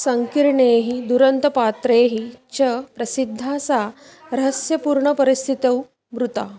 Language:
Sanskrit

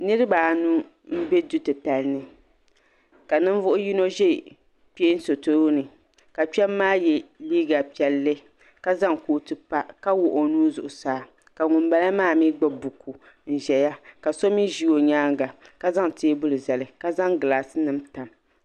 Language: Dagbani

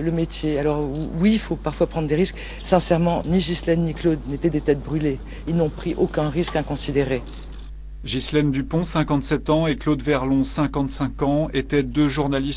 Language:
French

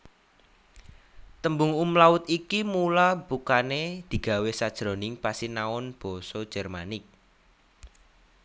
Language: Javanese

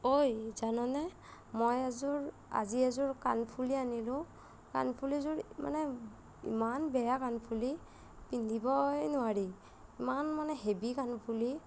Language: Assamese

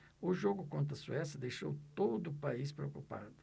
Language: Portuguese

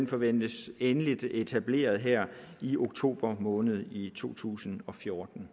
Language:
Danish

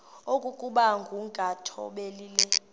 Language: Xhosa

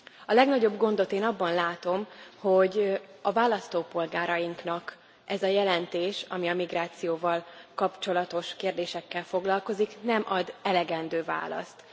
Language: Hungarian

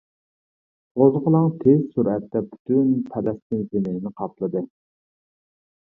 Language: Uyghur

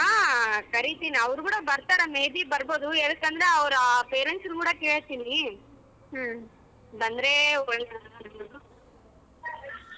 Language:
Kannada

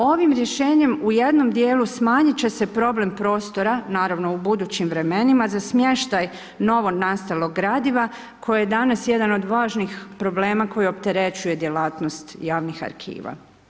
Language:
Croatian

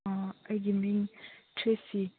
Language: Manipuri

